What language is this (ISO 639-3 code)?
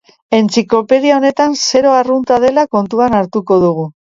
eus